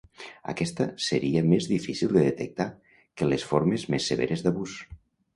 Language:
Catalan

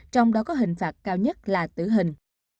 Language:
Vietnamese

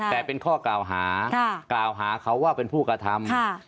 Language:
Thai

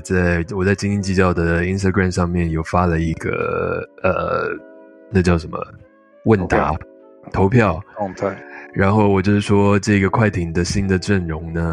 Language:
Chinese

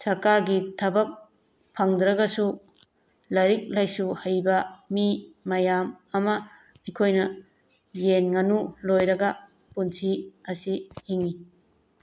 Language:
Manipuri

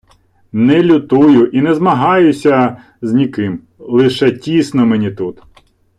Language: Ukrainian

